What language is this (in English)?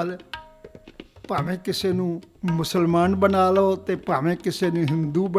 Punjabi